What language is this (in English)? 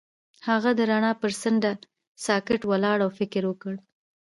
Pashto